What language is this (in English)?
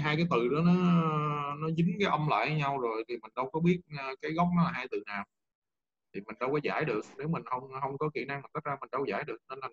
Vietnamese